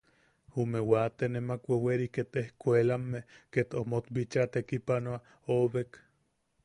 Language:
Yaqui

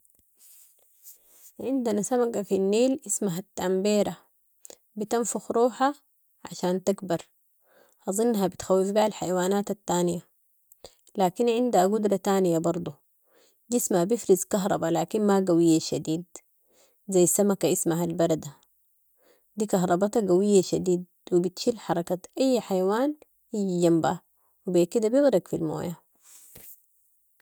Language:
Sudanese Arabic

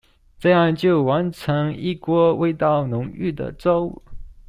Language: Chinese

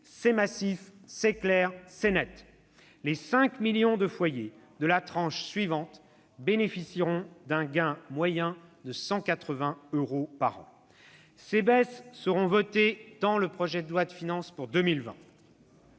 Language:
French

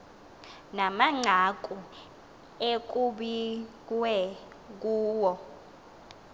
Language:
Xhosa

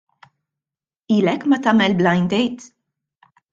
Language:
Maltese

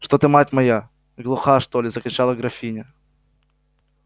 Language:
Russian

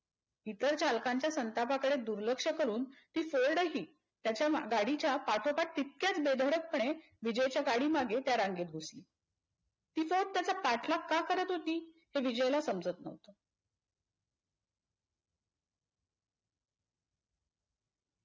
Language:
Marathi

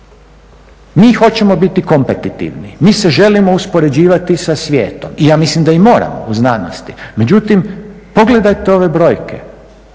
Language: Croatian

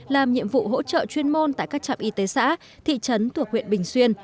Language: Vietnamese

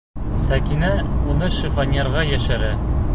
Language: Bashkir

